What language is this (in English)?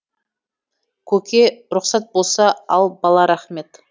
Kazakh